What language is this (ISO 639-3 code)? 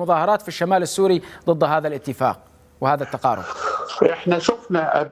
ara